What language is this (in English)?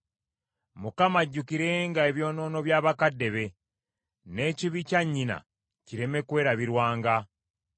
Ganda